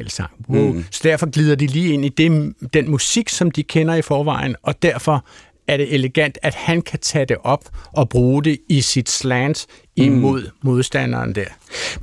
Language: Danish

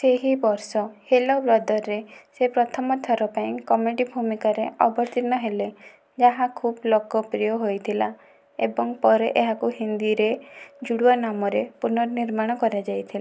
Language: Odia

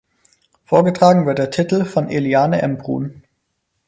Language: German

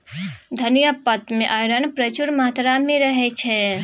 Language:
Maithili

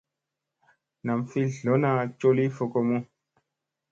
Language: Musey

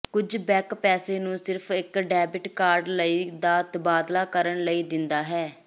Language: Punjabi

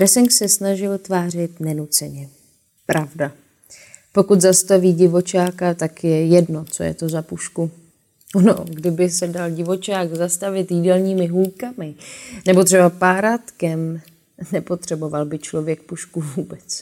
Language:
Czech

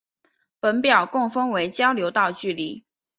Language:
Chinese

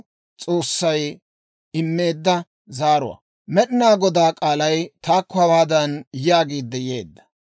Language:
Dawro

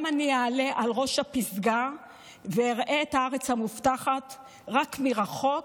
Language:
Hebrew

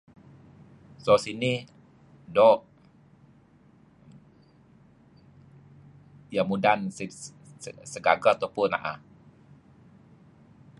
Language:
Kelabit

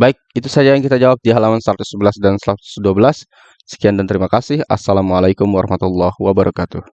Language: Indonesian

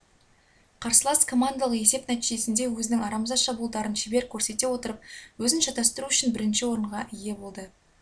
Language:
Kazakh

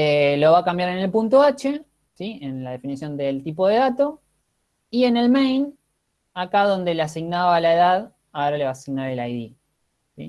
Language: Spanish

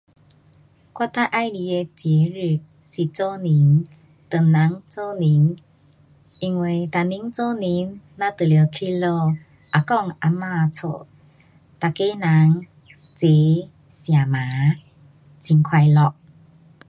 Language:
Pu-Xian Chinese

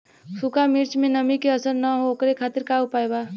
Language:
Bhojpuri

